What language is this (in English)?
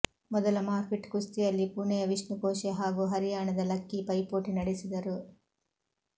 Kannada